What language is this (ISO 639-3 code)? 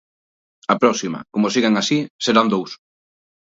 glg